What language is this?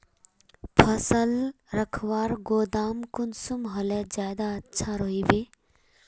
Magahi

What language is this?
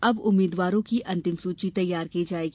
Hindi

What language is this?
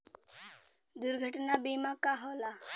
Bhojpuri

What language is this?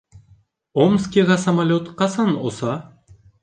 Bashkir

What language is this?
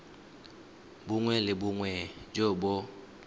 Tswana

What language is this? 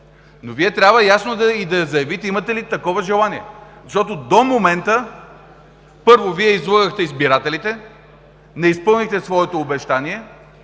Bulgarian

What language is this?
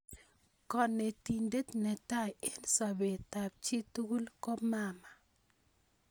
Kalenjin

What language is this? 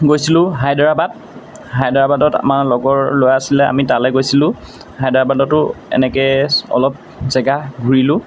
Assamese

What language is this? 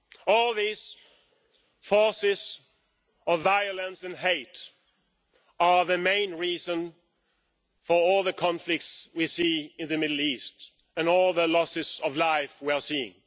English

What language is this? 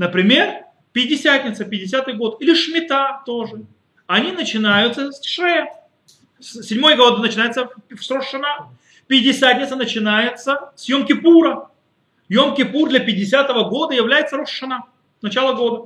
Russian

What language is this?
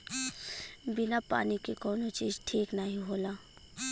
Bhojpuri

